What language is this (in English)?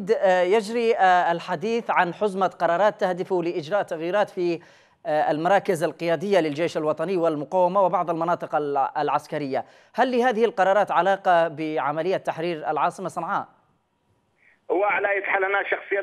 Arabic